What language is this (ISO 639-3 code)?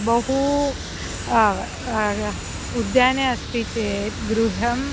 san